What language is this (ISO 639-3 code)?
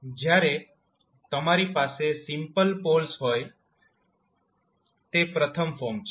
guj